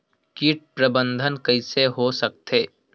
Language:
Chhattisgarhi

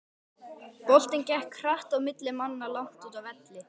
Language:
Icelandic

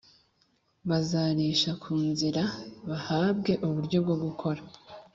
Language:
Kinyarwanda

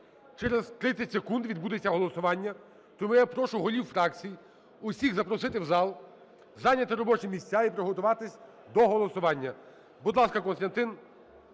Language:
Ukrainian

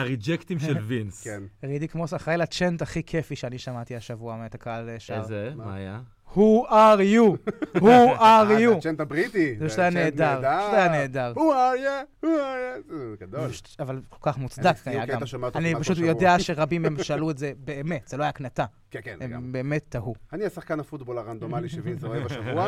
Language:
Hebrew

